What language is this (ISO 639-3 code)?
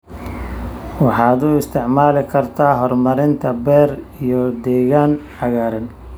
som